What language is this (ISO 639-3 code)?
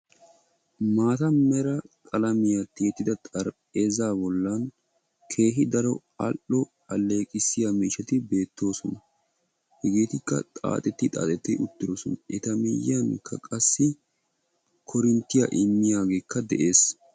wal